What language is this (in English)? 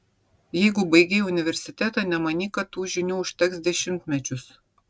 Lithuanian